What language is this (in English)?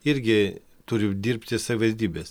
Lithuanian